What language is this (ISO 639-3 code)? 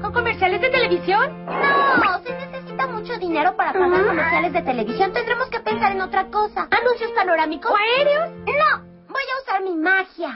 spa